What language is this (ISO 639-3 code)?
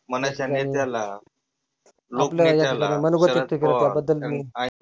mar